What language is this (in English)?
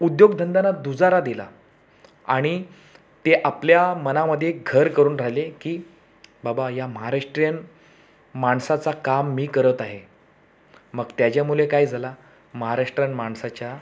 Marathi